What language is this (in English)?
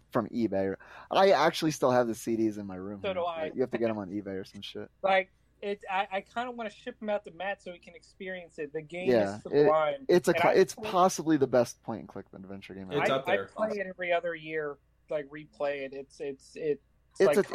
English